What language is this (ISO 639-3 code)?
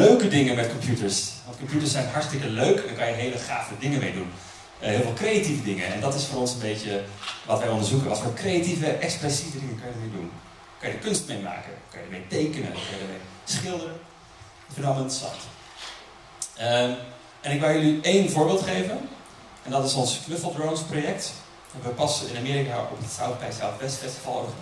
nld